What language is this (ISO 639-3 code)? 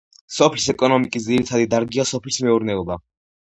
kat